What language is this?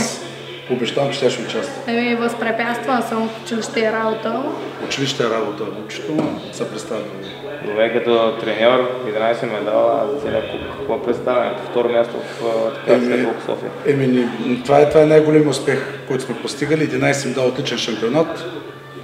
Bulgarian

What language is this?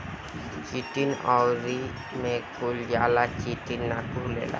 Bhojpuri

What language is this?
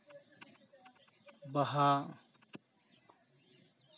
Santali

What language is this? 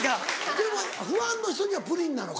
Japanese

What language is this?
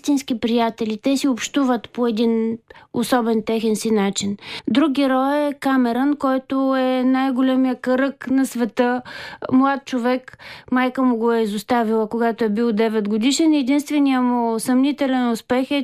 Bulgarian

